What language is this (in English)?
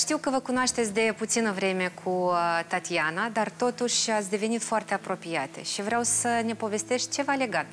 Romanian